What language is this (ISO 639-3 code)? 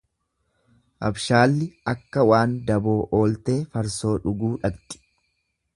orm